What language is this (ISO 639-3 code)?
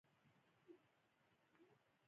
pus